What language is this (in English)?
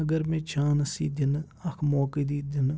Kashmiri